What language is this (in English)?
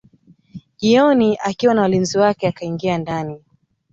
Swahili